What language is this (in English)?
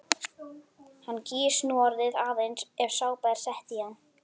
Icelandic